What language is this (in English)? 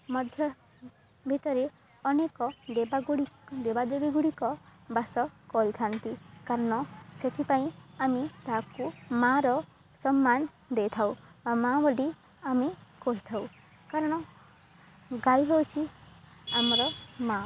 Odia